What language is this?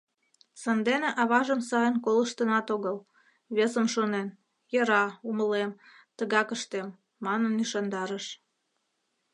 Mari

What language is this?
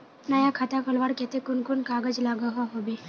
Magahi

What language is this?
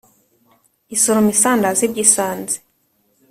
Kinyarwanda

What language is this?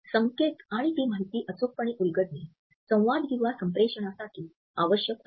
Marathi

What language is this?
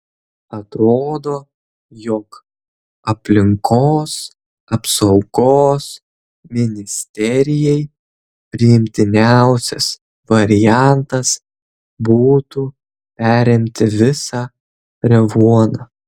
Lithuanian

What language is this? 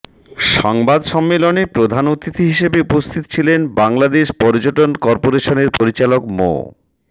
Bangla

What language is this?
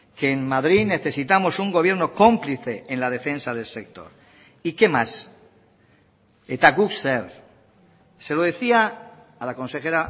Spanish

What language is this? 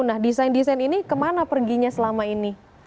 Indonesian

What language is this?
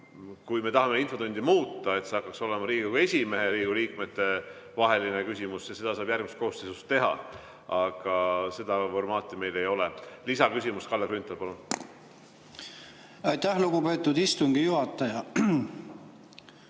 Estonian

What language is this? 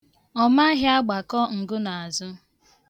Igbo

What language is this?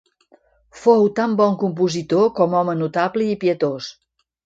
Catalan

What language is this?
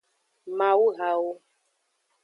Aja (Benin)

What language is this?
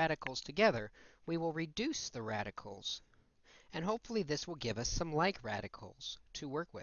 English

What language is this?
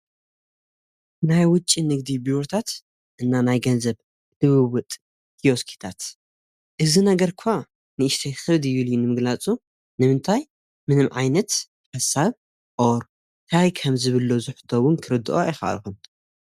Tigrinya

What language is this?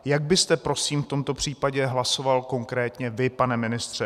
Czech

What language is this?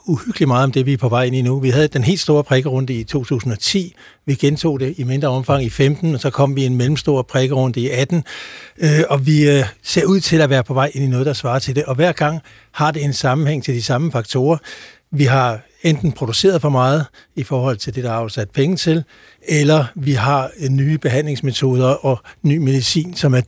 Danish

